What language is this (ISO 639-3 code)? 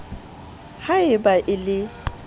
sot